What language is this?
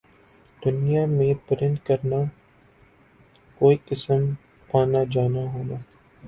Urdu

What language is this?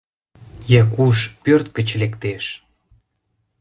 Mari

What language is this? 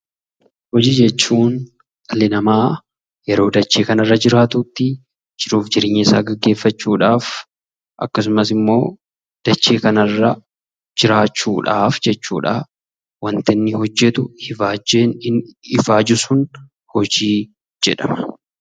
Oromo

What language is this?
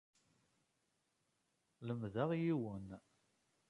Kabyle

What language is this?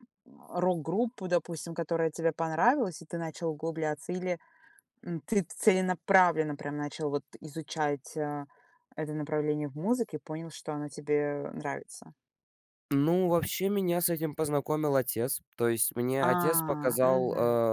Russian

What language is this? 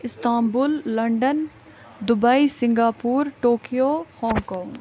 Kashmiri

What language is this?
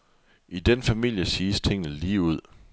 Danish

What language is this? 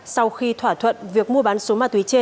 Vietnamese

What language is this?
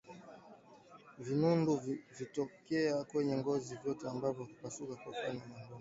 Swahili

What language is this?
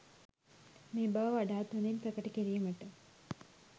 Sinhala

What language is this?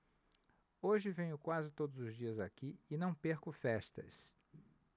Portuguese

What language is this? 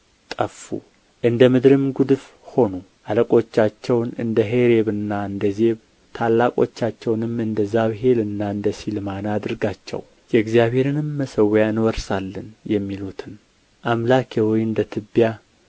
Amharic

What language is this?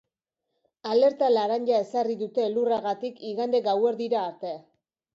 Basque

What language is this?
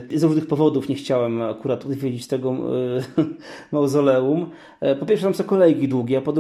Polish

